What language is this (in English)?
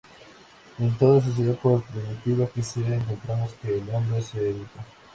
Spanish